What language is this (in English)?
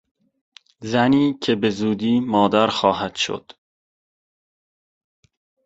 Persian